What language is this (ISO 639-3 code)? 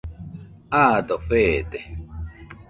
hux